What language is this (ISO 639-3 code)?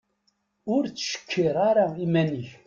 kab